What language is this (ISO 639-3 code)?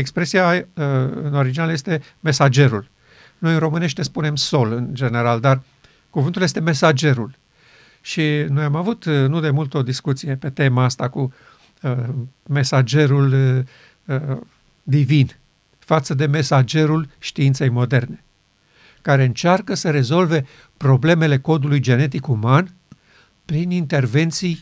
ron